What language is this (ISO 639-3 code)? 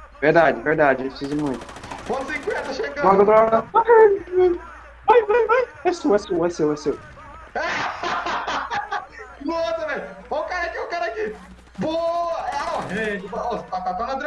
por